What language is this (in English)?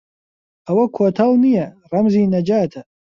Central Kurdish